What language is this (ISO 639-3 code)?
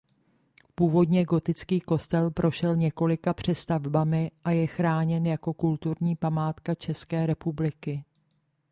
ces